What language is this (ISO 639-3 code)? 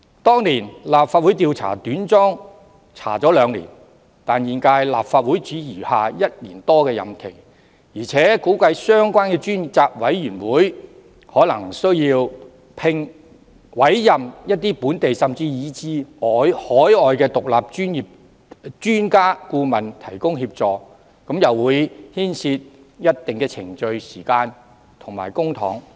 yue